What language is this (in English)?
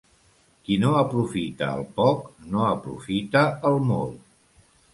Catalan